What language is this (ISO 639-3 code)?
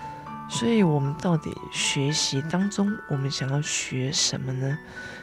zho